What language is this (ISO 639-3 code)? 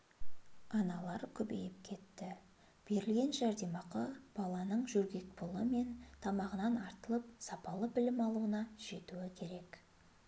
kaz